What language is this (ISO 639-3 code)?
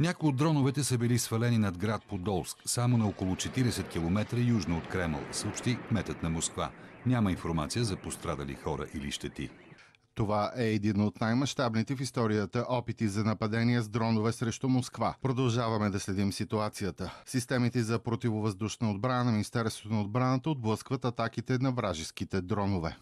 bul